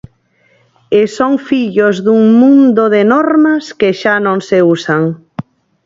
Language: Galician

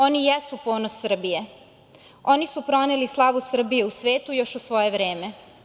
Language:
Serbian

